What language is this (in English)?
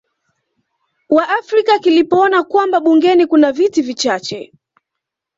Swahili